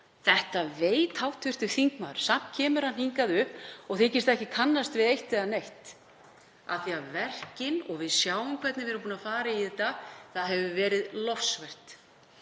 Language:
Icelandic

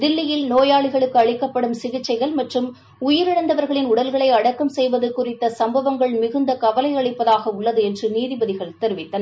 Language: Tamil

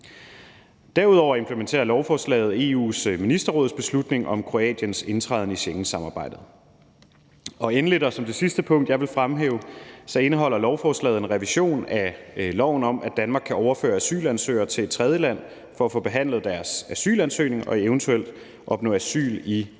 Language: Danish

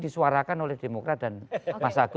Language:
Indonesian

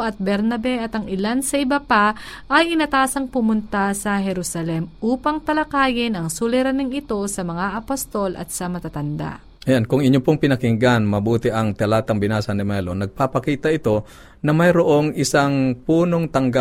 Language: Filipino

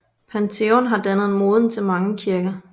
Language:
Danish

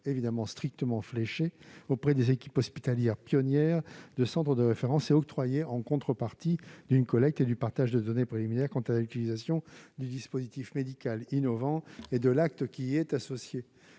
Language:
French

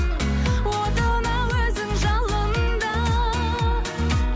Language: Kazakh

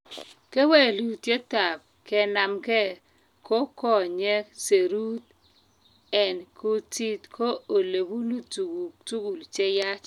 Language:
Kalenjin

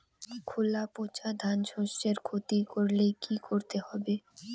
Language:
Bangla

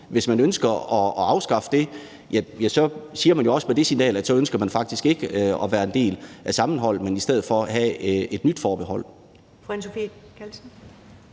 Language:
Danish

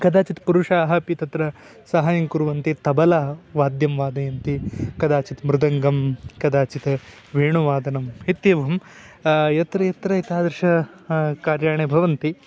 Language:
Sanskrit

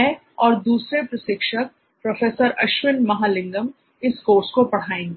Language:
Hindi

